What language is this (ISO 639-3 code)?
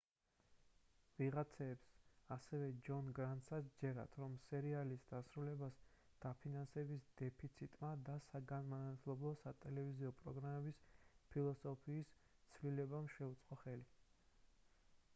kat